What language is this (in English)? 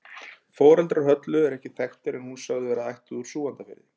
Icelandic